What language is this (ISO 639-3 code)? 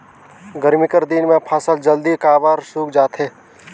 hne